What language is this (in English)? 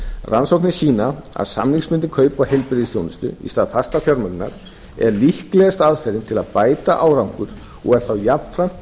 Icelandic